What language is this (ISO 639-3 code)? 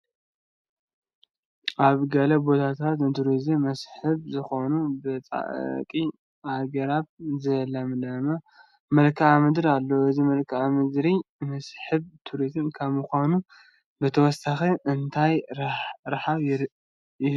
tir